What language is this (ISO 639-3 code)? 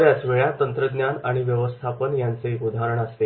mar